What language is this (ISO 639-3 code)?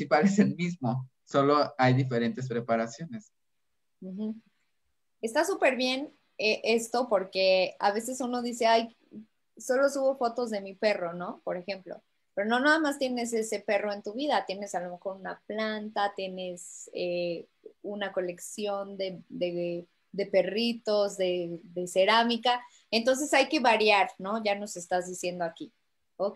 spa